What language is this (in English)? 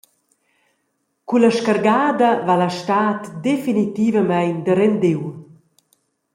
Romansh